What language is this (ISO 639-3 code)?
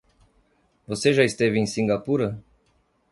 por